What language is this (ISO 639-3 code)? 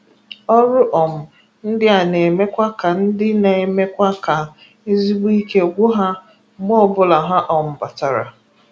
ibo